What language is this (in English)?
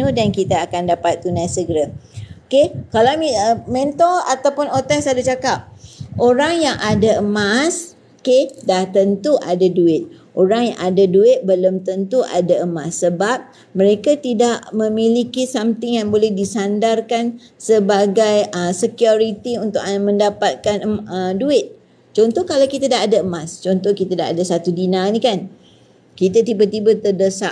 Malay